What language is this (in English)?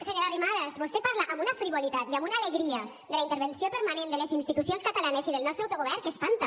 Catalan